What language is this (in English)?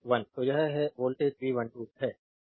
Hindi